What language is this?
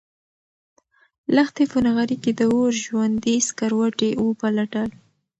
Pashto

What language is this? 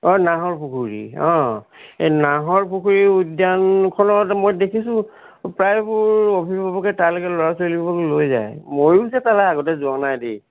Assamese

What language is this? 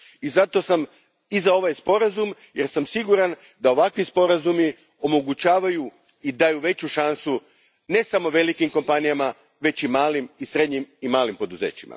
Croatian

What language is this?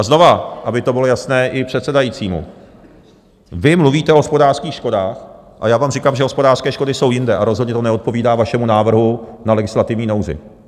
Czech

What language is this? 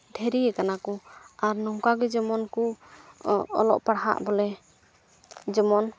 Santali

